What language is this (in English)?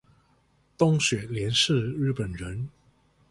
Chinese